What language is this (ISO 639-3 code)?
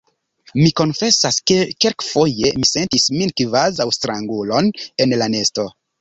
epo